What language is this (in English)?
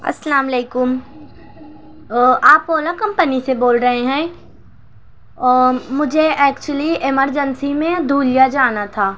Urdu